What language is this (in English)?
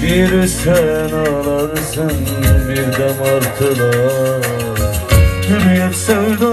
Turkish